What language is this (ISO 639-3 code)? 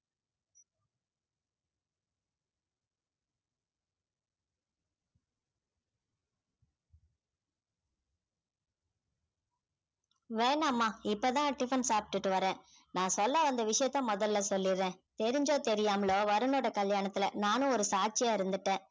tam